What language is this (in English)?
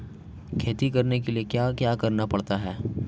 Hindi